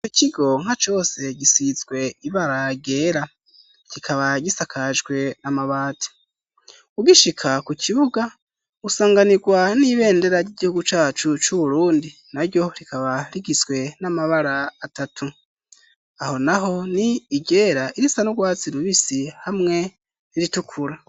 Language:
Rundi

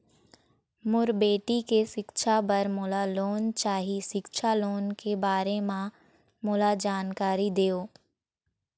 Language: Chhattisgarhi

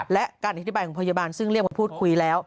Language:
Thai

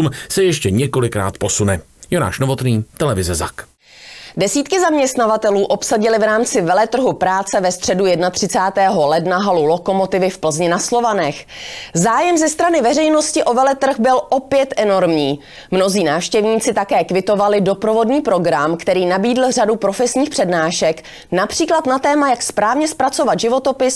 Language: Czech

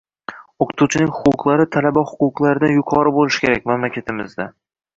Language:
Uzbek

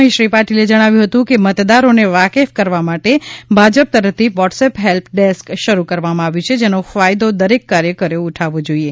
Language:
Gujarati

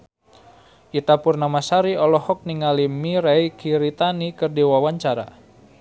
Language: Sundanese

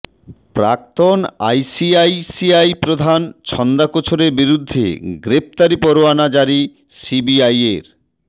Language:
Bangla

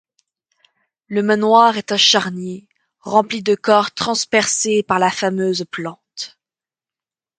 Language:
French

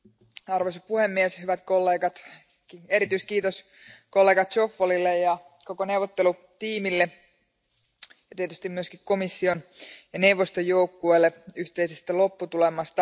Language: Finnish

